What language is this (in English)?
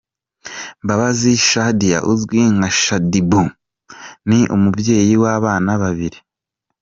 Kinyarwanda